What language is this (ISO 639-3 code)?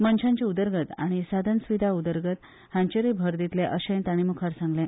kok